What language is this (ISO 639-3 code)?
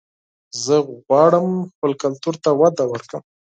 pus